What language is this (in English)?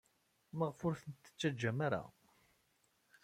Kabyle